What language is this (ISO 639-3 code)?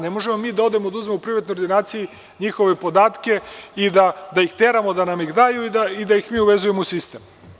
srp